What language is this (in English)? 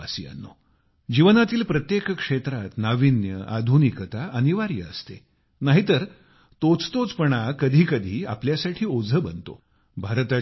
Marathi